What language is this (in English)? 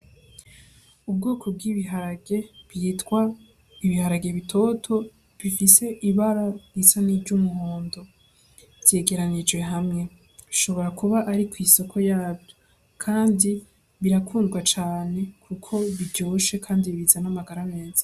Rundi